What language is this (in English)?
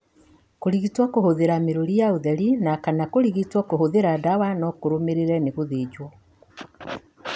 Kikuyu